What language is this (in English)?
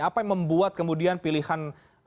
Indonesian